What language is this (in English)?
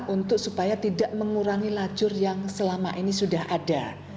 Indonesian